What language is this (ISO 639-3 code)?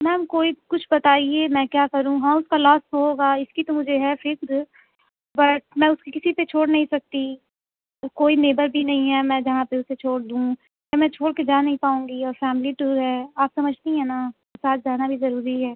urd